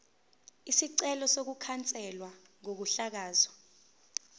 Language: Zulu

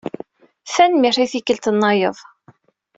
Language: Kabyle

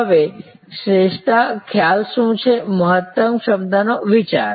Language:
Gujarati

